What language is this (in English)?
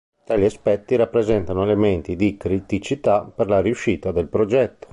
Italian